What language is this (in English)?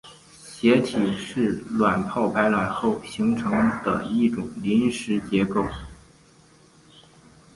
Chinese